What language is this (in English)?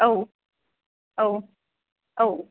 Bodo